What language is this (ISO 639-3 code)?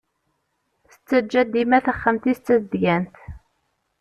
kab